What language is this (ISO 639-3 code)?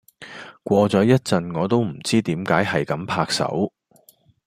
yue